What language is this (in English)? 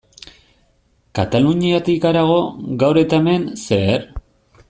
Basque